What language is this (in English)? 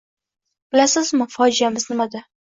Uzbek